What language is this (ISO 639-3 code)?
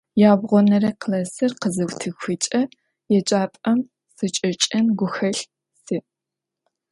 ady